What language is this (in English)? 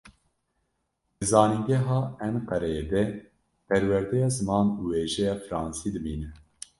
Kurdish